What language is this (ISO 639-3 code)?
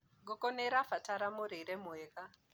kik